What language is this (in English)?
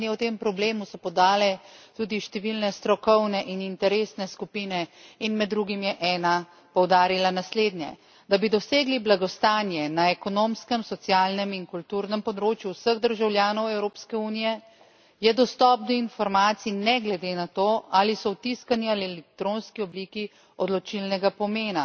Slovenian